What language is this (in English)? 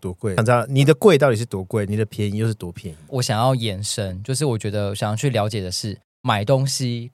Chinese